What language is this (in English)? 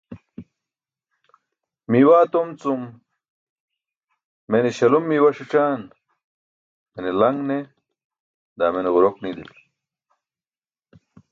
Burushaski